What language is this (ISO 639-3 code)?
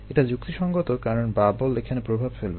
ben